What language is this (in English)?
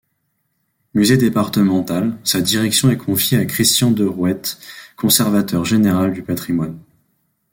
French